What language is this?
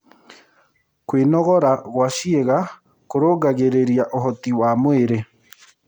Kikuyu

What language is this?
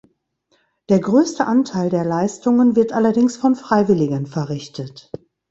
German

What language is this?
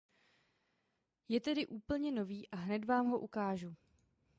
Czech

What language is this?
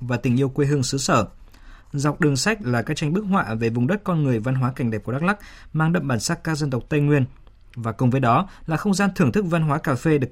Vietnamese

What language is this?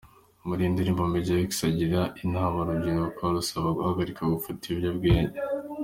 Kinyarwanda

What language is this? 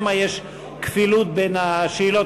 Hebrew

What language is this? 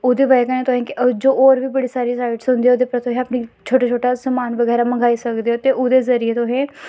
Dogri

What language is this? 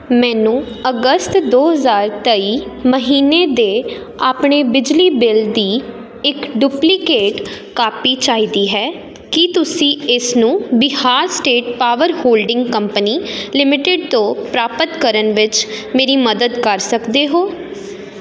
Punjabi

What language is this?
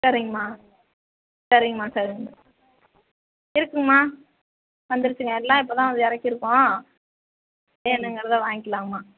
Tamil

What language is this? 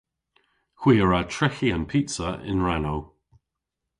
Cornish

